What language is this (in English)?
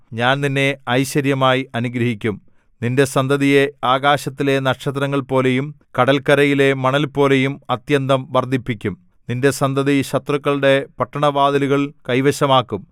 Malayalam